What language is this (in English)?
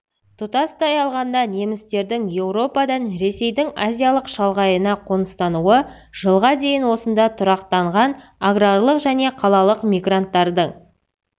Kazakh